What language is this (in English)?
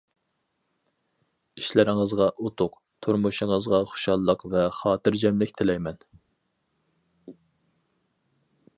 Uyghur